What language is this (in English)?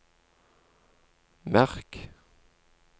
Norwegian